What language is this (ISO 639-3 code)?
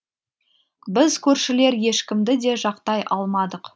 kaz